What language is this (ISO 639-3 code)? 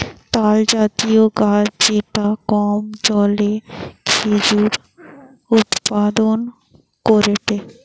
ben